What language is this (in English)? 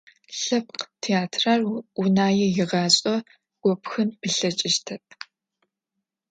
Adyghe